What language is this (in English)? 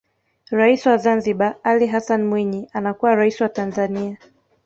Swahili